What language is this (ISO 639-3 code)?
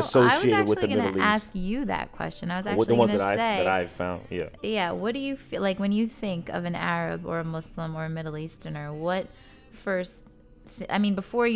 eng